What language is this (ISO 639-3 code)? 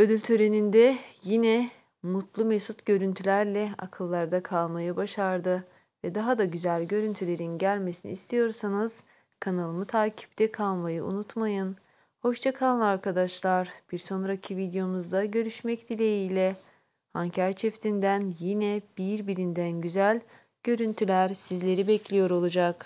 tur